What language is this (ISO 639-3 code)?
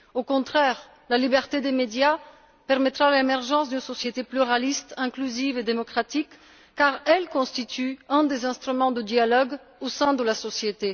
fra